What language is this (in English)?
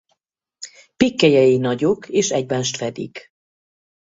Hungarian